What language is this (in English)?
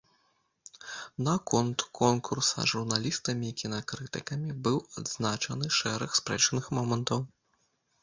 Belarusian